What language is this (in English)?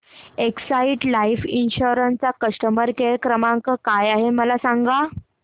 Marathi